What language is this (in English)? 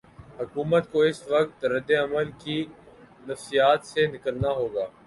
Urdu